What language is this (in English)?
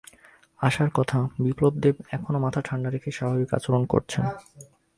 Bangla